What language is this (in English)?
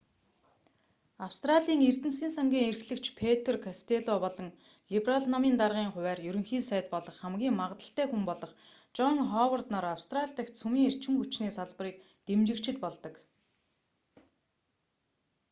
Mongolian